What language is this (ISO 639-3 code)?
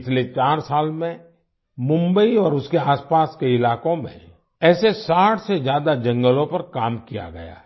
hin